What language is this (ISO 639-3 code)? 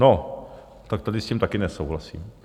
ces